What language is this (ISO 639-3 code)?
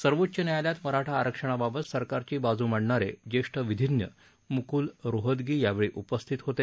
mar